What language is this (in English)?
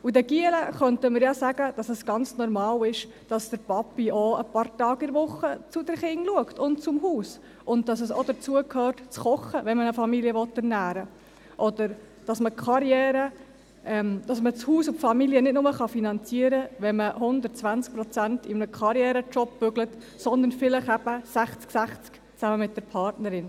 Swiss German